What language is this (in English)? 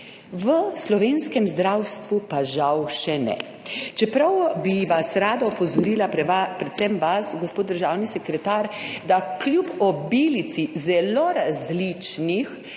Slovenian